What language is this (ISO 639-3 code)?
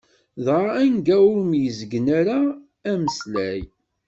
kab